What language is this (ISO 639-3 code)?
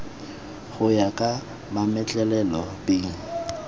tsn